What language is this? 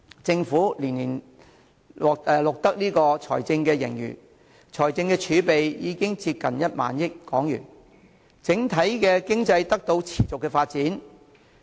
Cantonese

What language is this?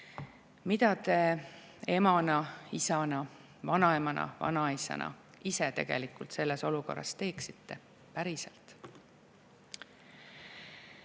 Estonian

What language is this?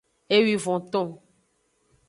Aja (Benin)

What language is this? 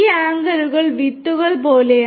Malayalam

